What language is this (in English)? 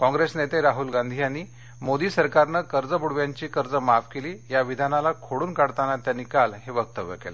Marathi